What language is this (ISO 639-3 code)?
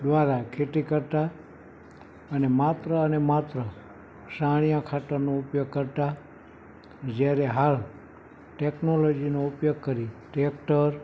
guj